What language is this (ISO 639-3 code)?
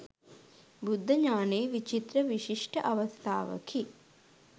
sin